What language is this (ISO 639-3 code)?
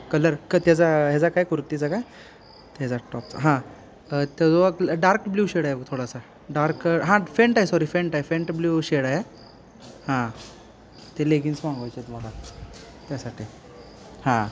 mar